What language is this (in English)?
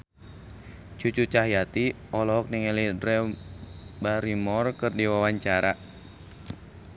Sundanese